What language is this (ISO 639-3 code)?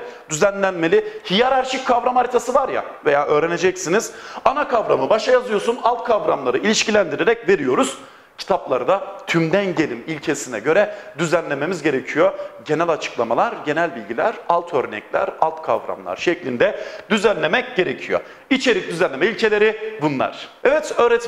tur